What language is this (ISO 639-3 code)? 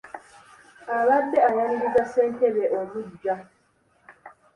lug